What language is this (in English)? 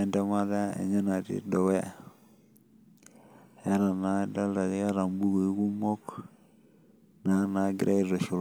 Masai